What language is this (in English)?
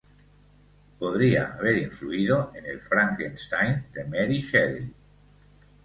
Spanish